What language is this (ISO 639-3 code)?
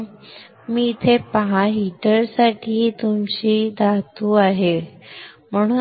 mar